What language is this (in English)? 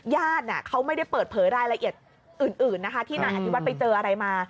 Thai